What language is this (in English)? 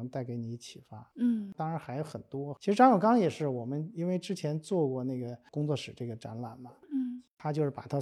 Chinese